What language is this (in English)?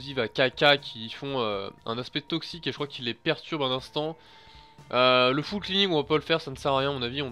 French